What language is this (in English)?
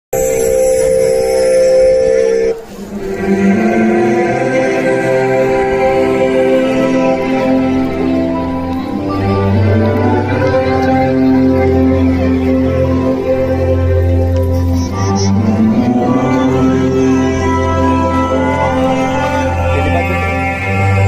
Arabic